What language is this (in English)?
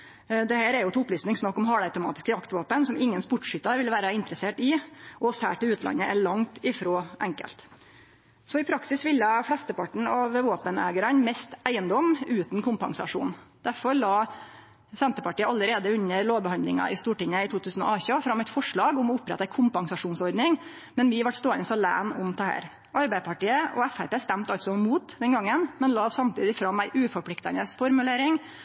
Norwegian Nynorsk